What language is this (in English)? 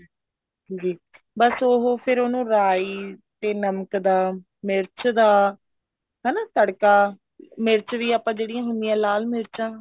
Punjabi